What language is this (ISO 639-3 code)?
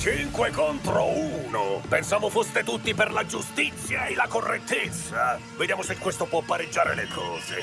ita